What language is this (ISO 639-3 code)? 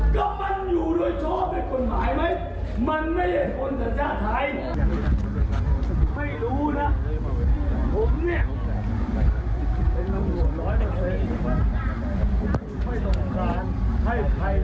tha